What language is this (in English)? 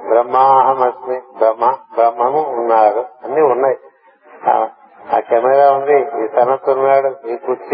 Telugu